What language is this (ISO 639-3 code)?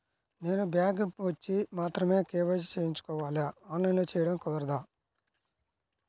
tel